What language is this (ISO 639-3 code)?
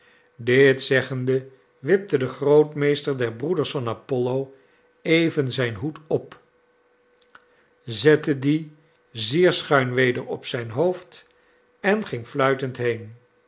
nld